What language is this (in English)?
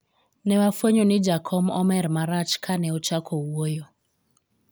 Luo (Kenya and Tanzania)